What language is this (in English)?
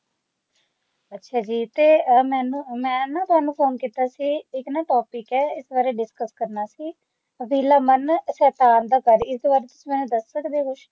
Punjabi